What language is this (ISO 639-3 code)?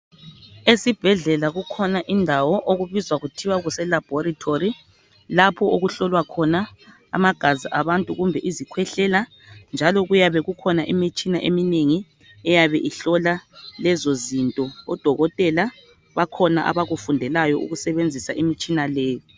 nde